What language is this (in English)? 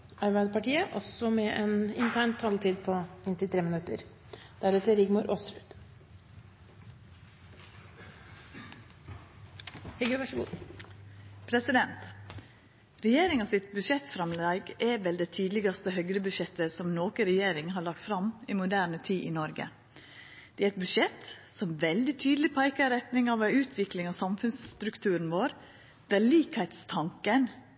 Norwegian